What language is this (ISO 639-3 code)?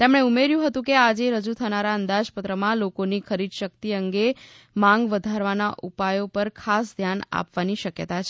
guj